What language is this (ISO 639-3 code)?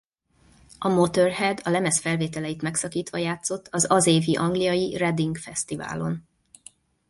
hun